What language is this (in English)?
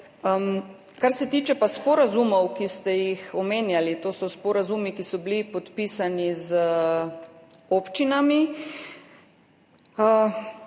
Slovenian